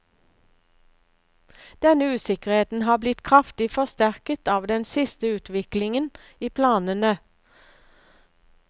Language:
Norwegian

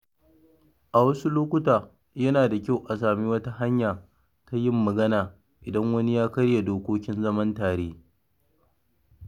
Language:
Hausa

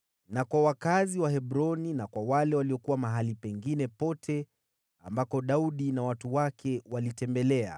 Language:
Swahili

